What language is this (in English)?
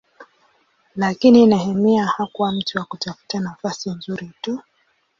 Swahili